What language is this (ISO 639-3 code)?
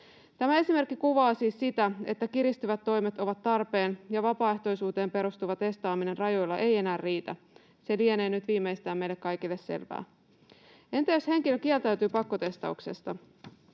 fin